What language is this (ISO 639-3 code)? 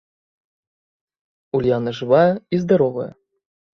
bel